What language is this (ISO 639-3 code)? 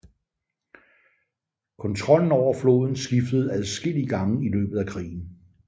dan